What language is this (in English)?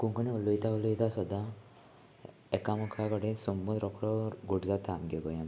Konkani